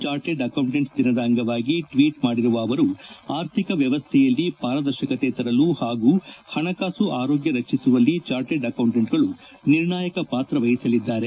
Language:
Kannada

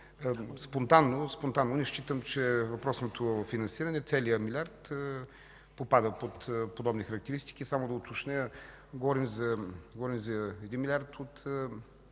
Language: Bulgarian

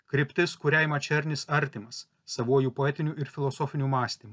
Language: Lithuanian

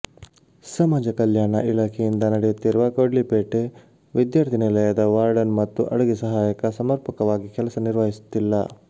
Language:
Kannada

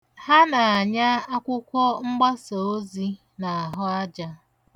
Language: Igbo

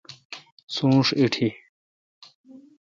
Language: Kalkoti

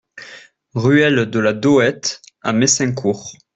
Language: French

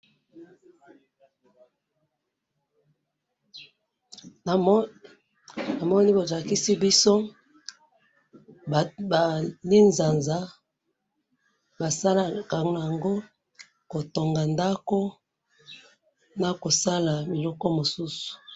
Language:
Lingala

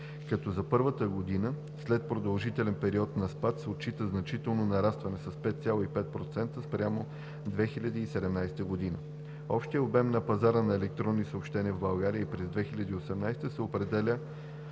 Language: Bulgarian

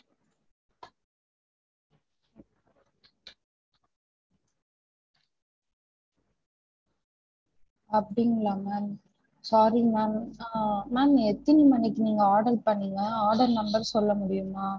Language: Tamil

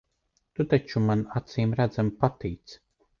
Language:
Latvian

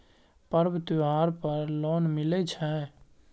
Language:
Maithili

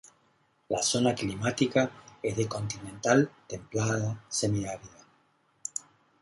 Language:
Spanish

